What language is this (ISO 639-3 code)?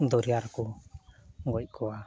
sat